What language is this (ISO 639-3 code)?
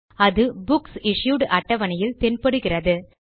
tam